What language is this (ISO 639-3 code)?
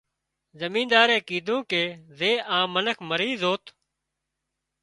kxp